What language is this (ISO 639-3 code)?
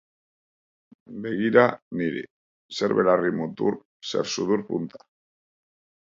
eus